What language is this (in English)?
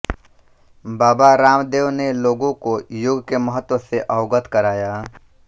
Hindi